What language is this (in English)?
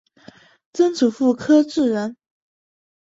Chinese